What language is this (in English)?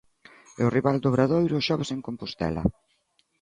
Galician